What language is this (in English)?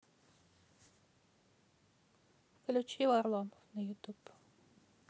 Russian